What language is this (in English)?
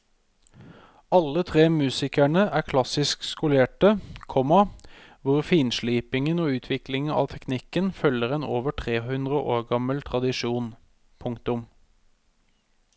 Norwegian